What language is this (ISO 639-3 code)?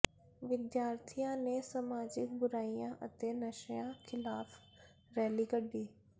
pan